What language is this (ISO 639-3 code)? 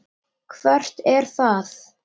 isl